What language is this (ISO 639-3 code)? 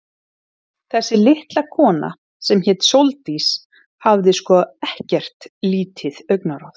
isl